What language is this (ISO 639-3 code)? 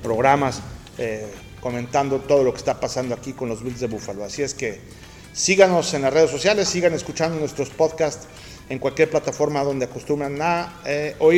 spa